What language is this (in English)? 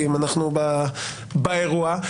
Hebrew